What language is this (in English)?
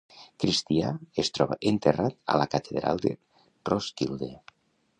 Catalan